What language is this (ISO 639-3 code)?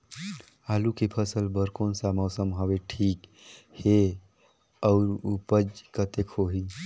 hne